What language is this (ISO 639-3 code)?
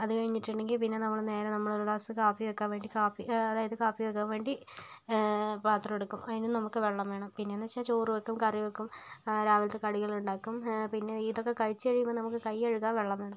mal